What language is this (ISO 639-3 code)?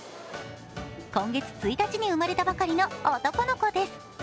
jpn